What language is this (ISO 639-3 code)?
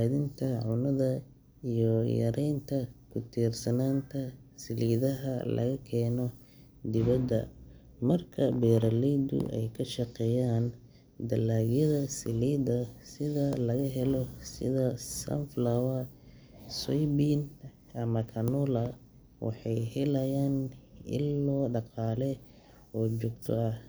som